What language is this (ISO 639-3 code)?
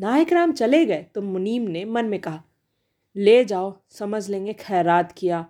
hin